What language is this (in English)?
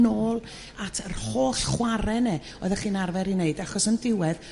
Welsh